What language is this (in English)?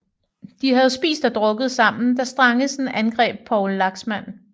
Danish